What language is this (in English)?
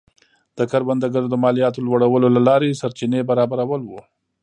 Pashto